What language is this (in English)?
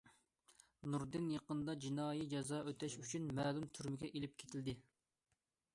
Uyghur